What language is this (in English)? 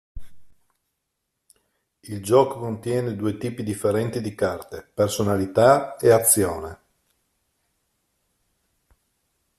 Italian